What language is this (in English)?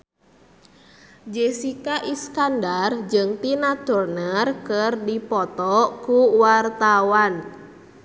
Sundanese